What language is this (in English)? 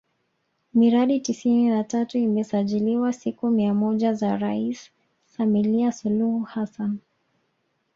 Swahili